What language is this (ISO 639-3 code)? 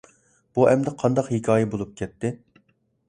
uig